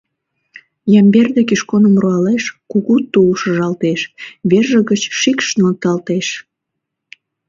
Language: Mari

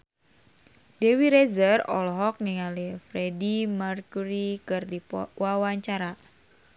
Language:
Sundanese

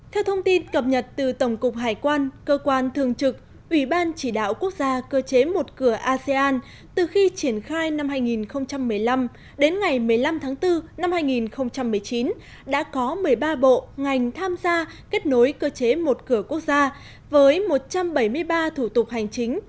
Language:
Vietnamese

